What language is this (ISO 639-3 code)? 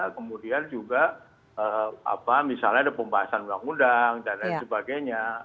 ind